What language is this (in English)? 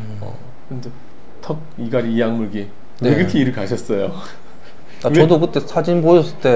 Korean